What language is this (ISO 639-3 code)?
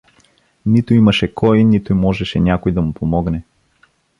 bul